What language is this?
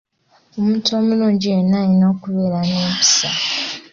Ganda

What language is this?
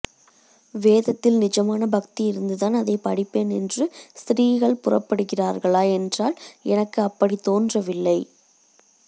Tamil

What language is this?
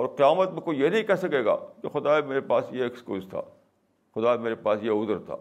Urdu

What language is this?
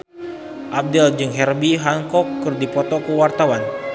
Sundanese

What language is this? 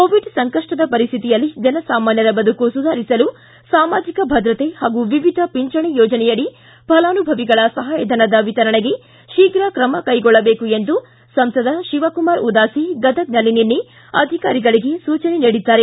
Kannada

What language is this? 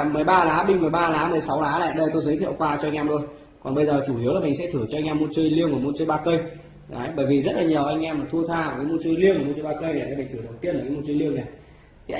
Vietnamese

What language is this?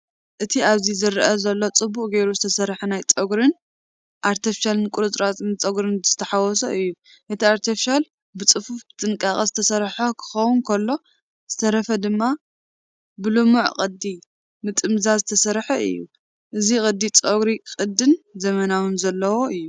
Tigrinya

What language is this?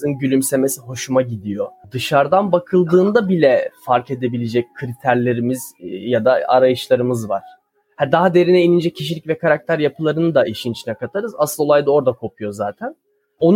Turkish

